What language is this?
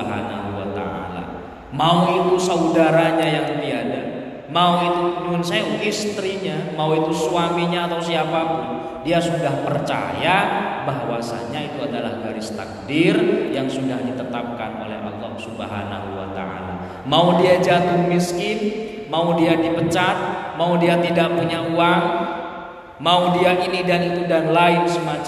Indonesian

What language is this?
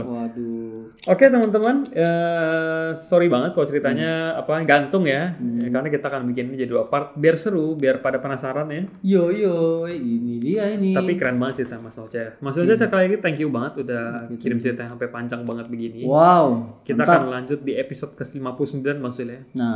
Indonesian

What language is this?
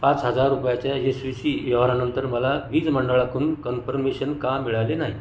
Marathi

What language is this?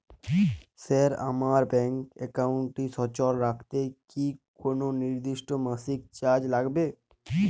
Bangla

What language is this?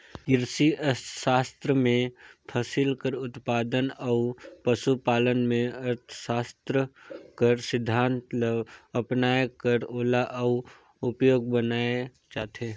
Chhattisgarhi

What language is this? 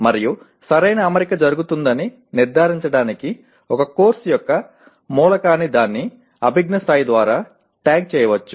Telugu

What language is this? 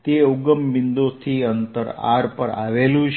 Gujarati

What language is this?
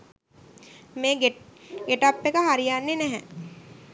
Sinhala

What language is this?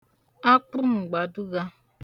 Igbo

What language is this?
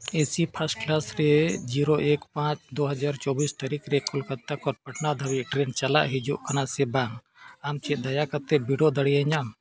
Santali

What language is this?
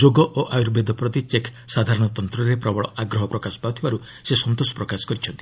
Odia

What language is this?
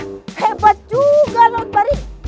Indonesian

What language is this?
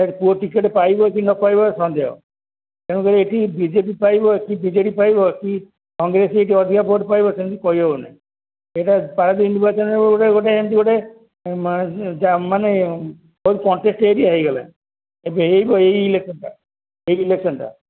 Odia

